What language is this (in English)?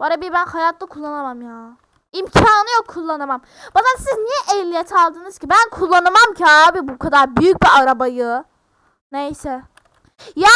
Turkish